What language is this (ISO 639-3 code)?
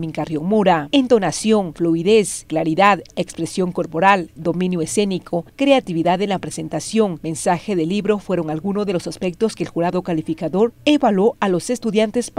spa